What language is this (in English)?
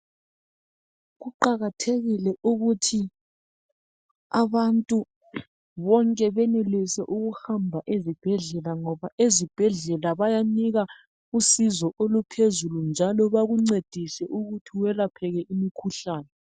North Ndebele